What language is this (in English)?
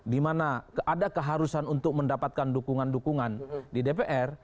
Indonesian